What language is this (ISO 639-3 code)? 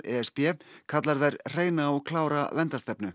isl